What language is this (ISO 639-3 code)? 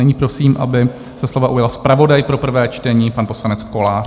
ces